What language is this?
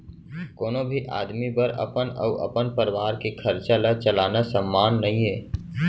Chhattisgarhi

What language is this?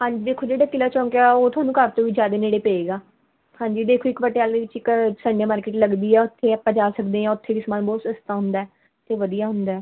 Punjabi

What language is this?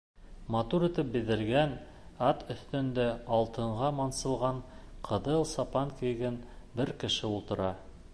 Bashkir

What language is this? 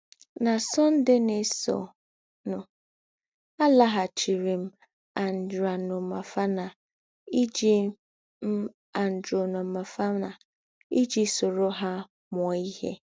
Igbo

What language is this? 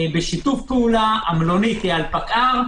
Hebrew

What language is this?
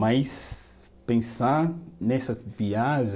Portuguese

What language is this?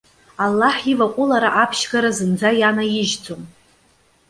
Abkhazian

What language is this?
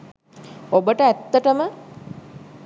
Sinhala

